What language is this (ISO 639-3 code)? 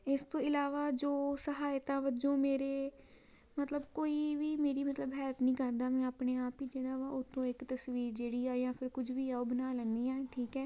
pan